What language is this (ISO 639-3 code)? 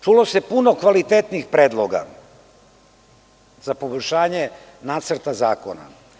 srp